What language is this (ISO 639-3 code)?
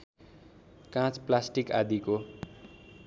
nep